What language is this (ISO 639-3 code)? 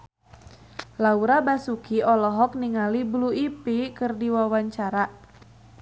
sun